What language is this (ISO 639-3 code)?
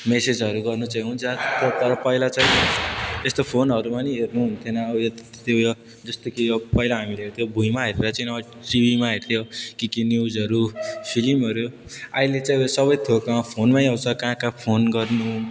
nep